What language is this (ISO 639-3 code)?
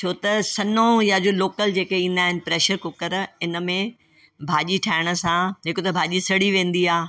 snd